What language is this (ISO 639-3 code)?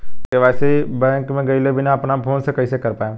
bho